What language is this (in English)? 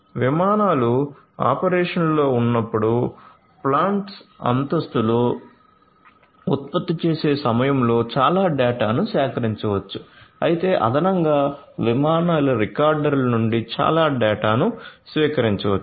Telugu